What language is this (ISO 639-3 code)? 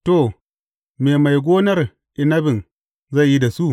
hau